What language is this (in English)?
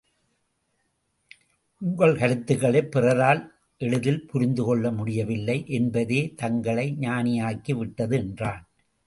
Tamil